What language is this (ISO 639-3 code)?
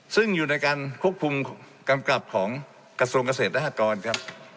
tha